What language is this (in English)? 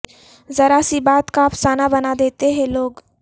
Urdu